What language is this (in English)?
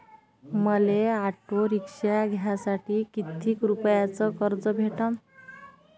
Marathi